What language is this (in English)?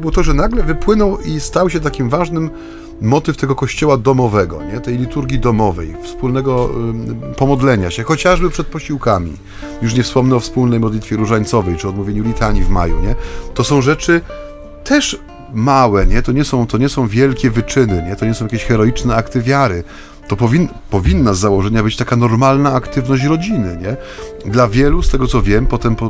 Polish